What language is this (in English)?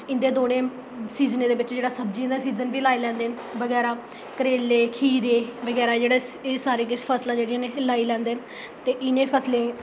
Dogri